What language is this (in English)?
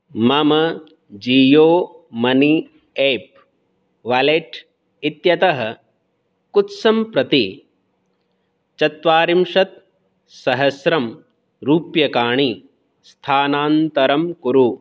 Sanskrit